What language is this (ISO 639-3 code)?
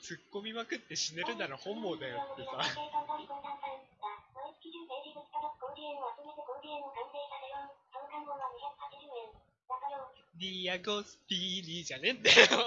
jpn